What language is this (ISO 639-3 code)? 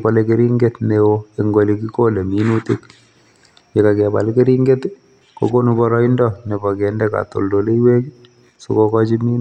kln